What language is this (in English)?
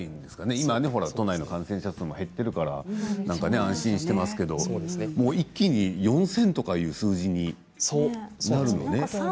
Japanese